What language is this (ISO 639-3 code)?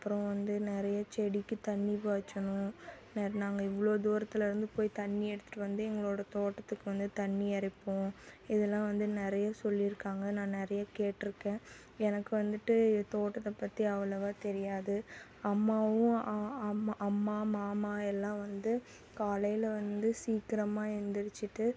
tam